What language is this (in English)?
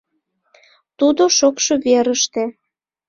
Mari